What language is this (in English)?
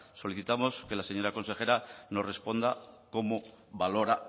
Spanish